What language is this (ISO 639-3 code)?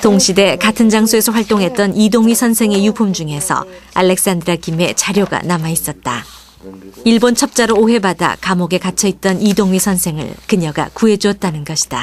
kor